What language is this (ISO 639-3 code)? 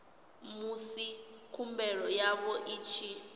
ven